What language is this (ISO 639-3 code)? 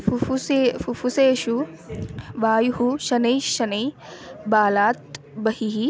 san